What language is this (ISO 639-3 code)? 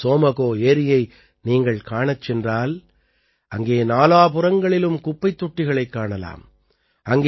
tam